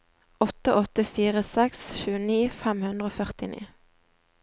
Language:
Norwegian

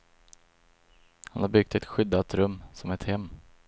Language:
Swedish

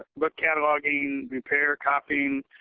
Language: English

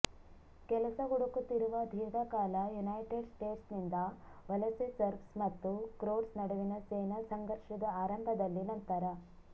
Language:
Kannada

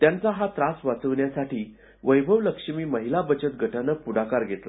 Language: Marathi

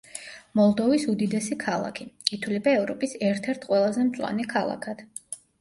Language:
Georgian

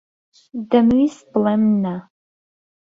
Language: Central Kurdish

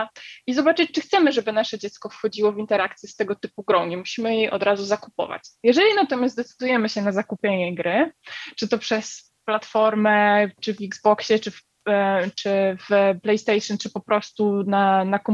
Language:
Polish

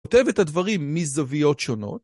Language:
Hebrew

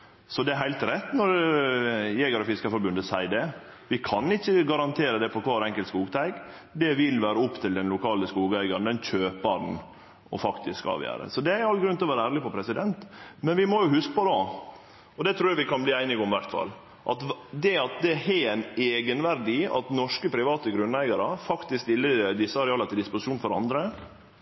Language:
Norwegian Nynorsk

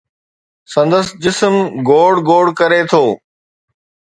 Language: Sindhi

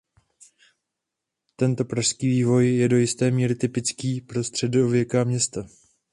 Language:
Czech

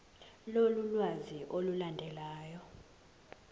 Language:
Zulu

